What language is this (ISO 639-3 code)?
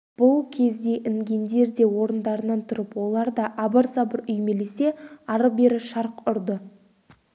kaz